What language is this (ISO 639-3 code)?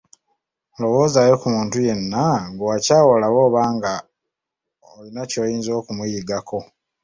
lug